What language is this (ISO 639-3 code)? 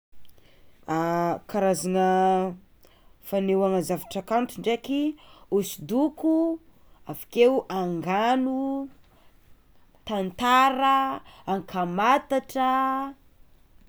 xmw